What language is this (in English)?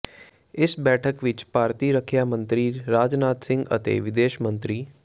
Punjabi